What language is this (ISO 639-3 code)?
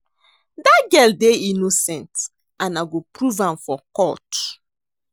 pcm